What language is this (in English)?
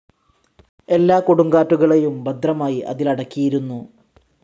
Malayalam